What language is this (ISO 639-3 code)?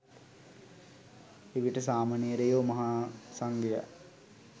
sin